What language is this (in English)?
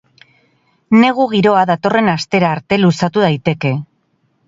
Basque